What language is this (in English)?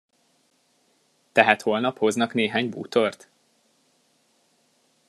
Hungarian